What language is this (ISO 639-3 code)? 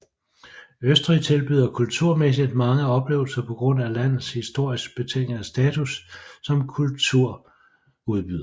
dan